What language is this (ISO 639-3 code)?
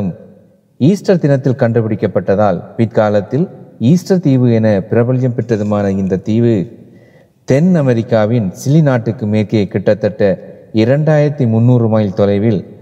tam